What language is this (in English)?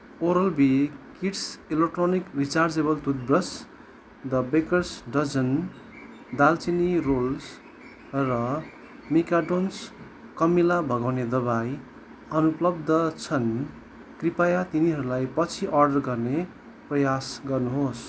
Nepali